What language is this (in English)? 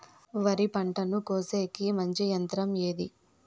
Telugu